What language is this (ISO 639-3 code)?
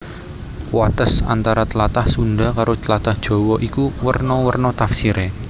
jav